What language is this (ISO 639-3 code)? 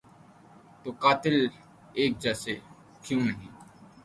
urd